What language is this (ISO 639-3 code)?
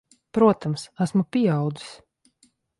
lav